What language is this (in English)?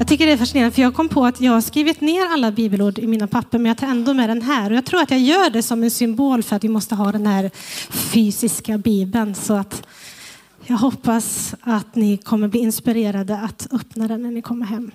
Swedish